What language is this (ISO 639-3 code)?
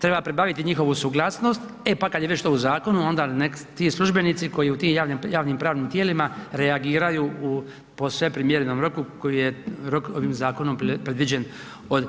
hrv